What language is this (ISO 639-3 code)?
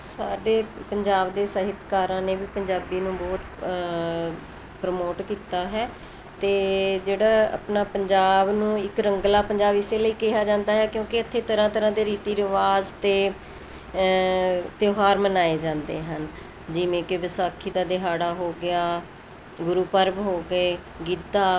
pan